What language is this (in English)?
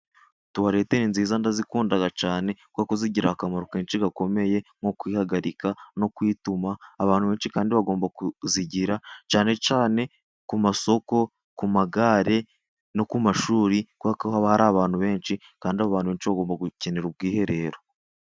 Kinyarwanda